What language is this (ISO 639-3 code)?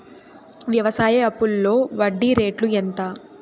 tel